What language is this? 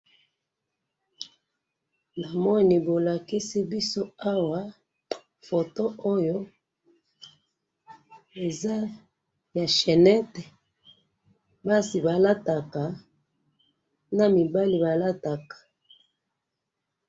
Lingala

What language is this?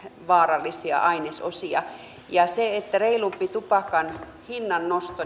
Finnish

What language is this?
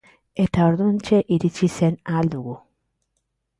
Basque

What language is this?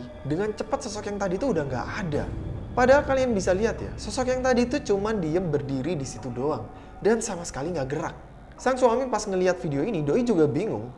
Indonesian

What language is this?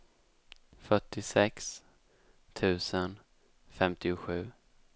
Swedish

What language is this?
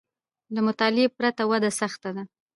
Pashto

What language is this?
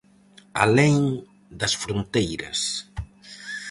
Galician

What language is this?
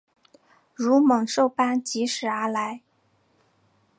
Chinese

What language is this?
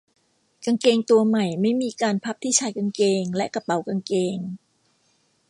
Thai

